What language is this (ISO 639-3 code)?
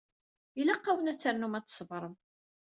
kab